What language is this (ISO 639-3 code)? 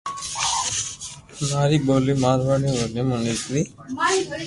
lrk